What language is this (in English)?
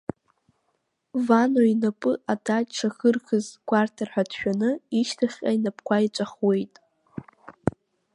Abkhazian